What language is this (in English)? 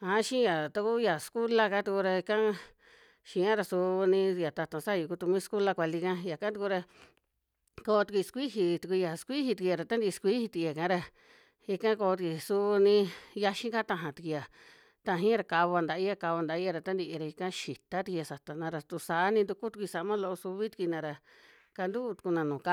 Western Juxtlahuaca Mixtec